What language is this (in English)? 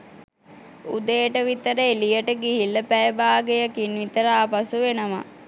Sinhala